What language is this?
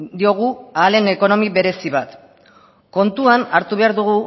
Basque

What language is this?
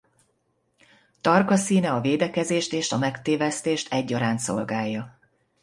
Hungarian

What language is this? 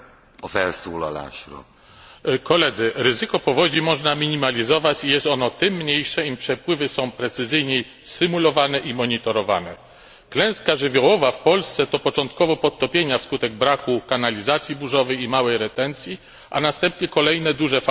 Polish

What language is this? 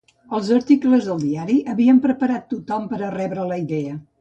Catalan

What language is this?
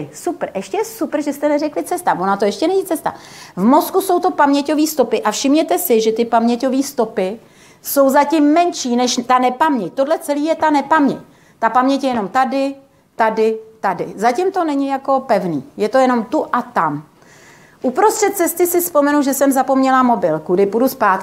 Czech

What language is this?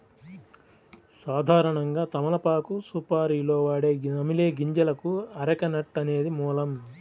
Telugu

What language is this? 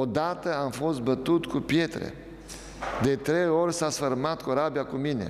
Romanian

